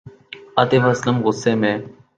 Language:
Urdu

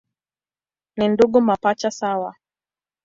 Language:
Swahili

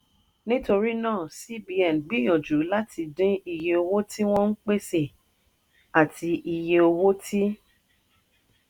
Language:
Yoruba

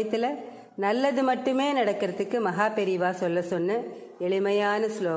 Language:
Tamil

